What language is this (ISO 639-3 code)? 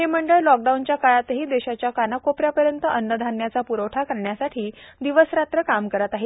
mar